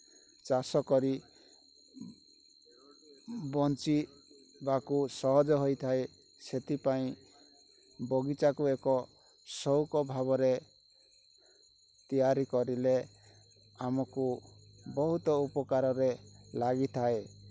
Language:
Odia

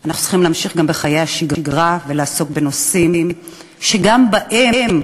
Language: Hebrew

